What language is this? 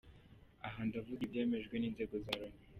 Kinyarwanda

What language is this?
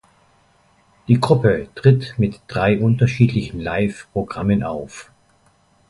German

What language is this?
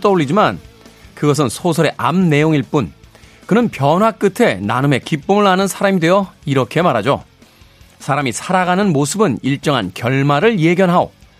Korean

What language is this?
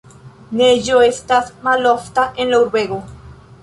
Esperanto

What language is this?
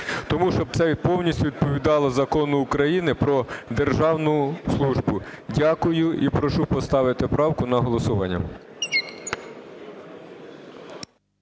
Ukrainian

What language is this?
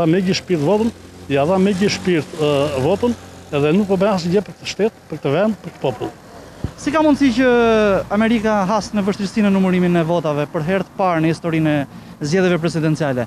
Romanian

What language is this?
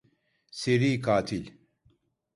Turkish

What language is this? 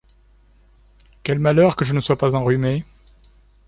French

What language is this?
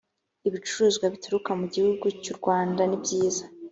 Kinyarwanda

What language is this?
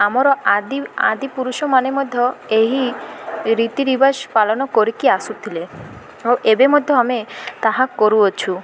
Odia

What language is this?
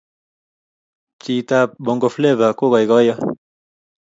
Kalenjin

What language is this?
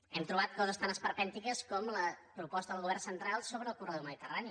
Catalan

